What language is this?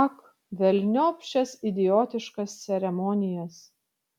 Lithuanian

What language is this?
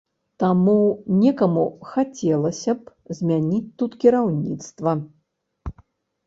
Belarusian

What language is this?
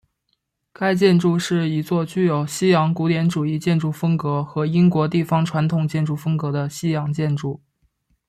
Chinese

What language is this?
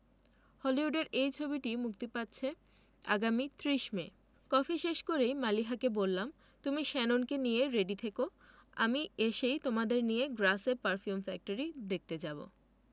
Bangla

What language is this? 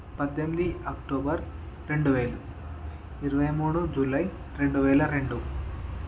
Telugu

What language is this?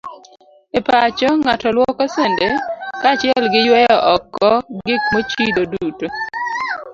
Luo (Kenya and Tanzania)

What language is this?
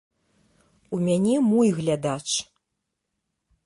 Belarusian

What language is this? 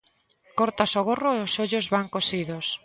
Galician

